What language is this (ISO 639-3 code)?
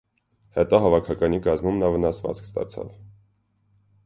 hye